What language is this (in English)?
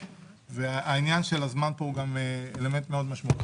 Hebrew